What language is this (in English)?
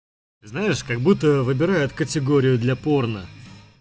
Russian